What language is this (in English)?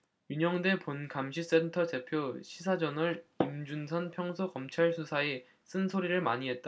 Korean